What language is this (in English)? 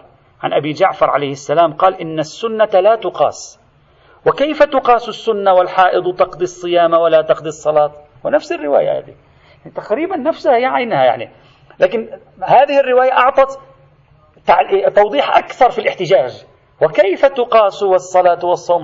Arabic